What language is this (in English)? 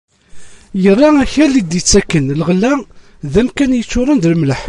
Kabyle